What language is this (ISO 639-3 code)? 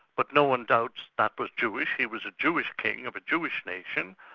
eng